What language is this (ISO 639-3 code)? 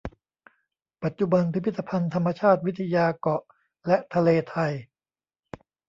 tha